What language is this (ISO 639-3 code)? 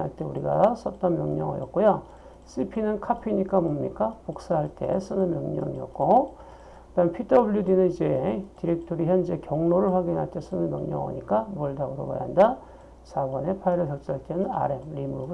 kor